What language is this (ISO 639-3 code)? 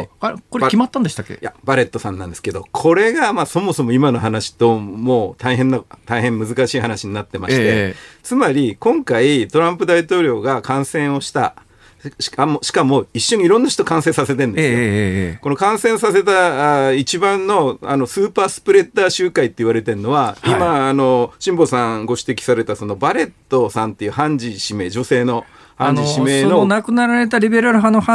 jpn